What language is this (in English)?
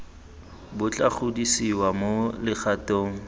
Tswana